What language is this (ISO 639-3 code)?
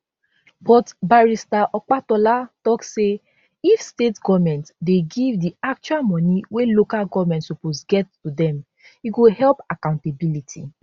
pcm